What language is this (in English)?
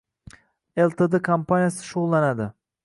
Uzbek